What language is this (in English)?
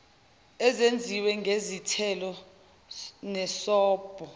Zulu